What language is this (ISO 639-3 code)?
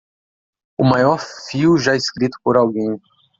por